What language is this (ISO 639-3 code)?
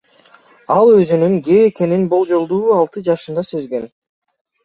kir